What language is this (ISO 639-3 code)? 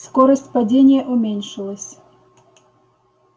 rus